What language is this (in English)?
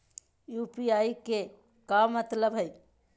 Magahi